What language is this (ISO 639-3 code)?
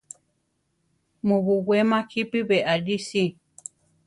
tar